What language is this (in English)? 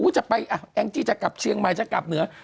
Thai